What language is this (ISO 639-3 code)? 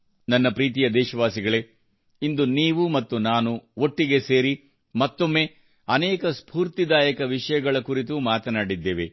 kan